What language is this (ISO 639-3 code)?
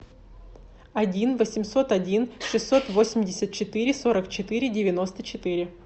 rus